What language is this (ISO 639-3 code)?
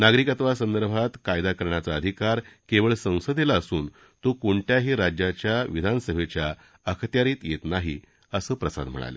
mar